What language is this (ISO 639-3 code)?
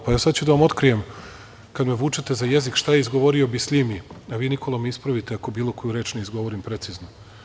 srp